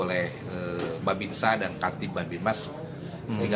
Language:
Indonesian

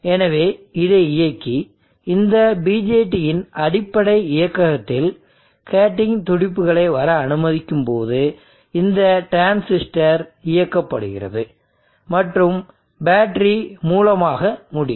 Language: Tamil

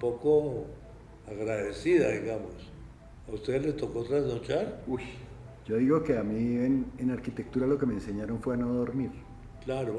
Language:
Spanish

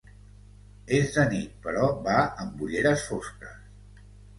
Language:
Catalan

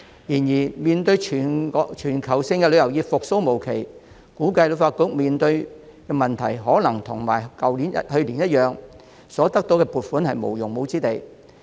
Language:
Cantonese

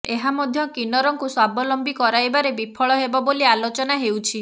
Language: Odia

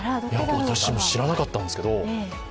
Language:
Japanese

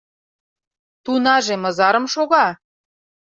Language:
Mari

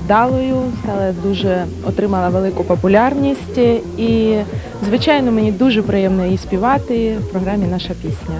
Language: Ukrainian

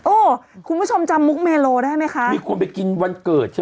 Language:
Thai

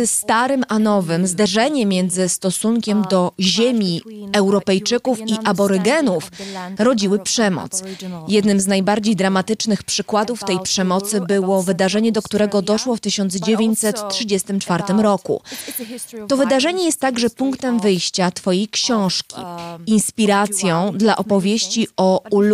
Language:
Polish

